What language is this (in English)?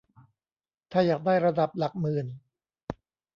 Thai